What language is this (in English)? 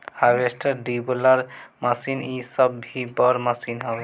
Bhojpuri